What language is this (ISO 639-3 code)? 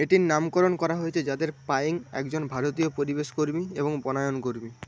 ben